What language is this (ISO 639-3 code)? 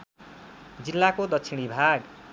nep